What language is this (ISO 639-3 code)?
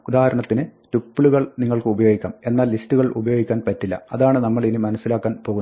mal